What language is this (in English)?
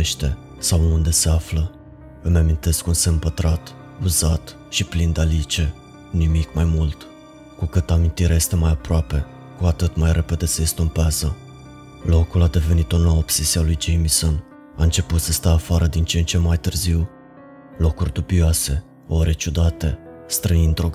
Romanian